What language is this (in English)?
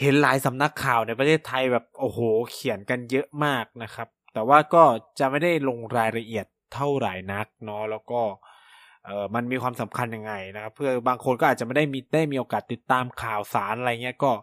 Thai